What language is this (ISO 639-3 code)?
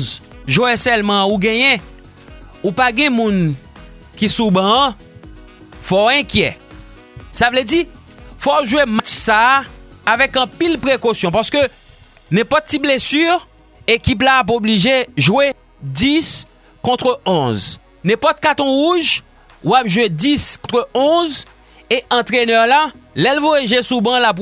fra